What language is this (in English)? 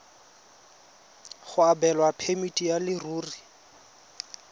Tswana